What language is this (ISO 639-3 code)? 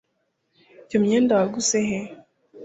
kin